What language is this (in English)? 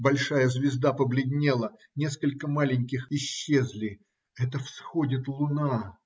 Russian